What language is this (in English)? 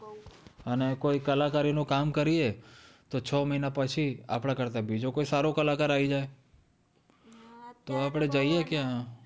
Gujarati